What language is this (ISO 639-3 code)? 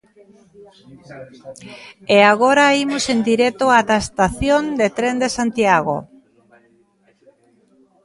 glg